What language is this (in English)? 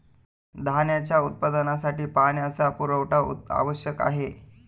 Marathi